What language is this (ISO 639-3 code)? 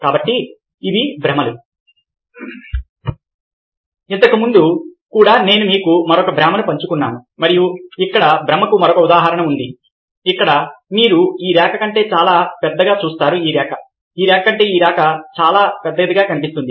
tel